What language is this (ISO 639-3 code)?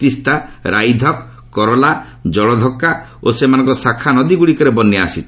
ori